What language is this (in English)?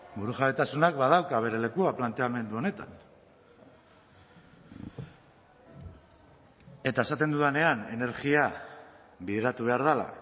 Basque